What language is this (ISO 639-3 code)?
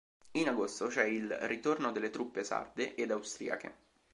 ita